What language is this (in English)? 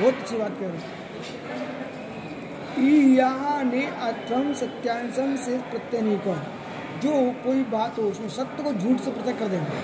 Hindi